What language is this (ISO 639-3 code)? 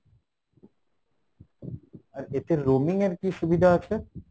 ben